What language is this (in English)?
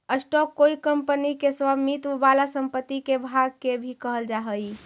Magahi